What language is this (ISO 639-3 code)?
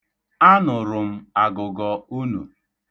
ibo